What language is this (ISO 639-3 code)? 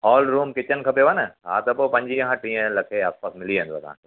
snd